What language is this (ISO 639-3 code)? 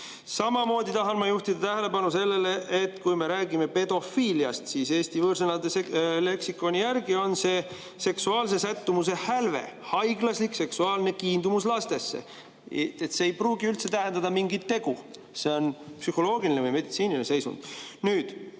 est